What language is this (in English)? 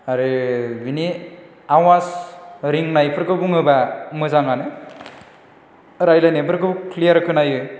Bodo